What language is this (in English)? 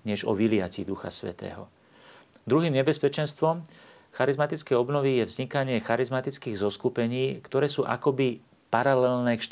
Slovak